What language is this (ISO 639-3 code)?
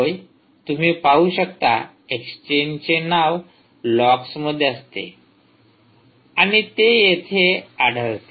mar